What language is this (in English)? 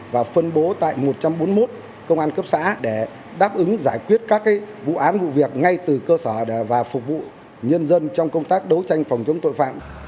Vietnamese